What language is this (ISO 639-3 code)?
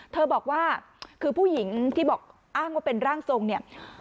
tha